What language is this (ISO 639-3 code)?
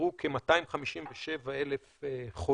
heb